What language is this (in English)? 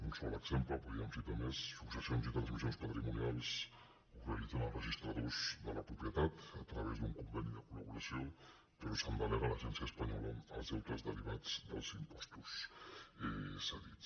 Catalan